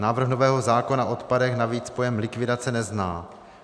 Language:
Czech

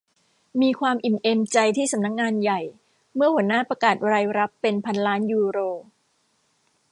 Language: Thai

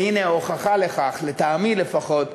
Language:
Hebrew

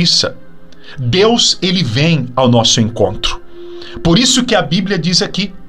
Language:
Portuguese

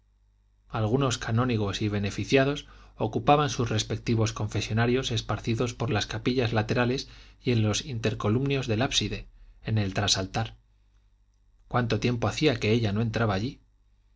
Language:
Spanish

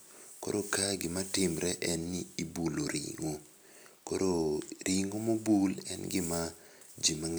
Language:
Luo (Kenya and Tanzania)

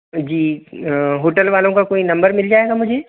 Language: Hindi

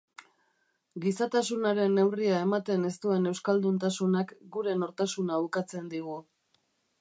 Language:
Basque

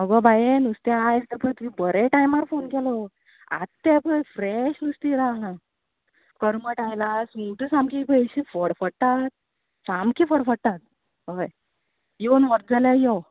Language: Konkani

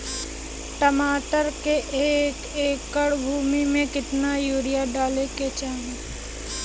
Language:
Bhojpuri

